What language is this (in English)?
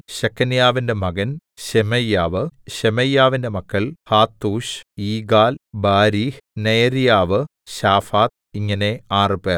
Malayalam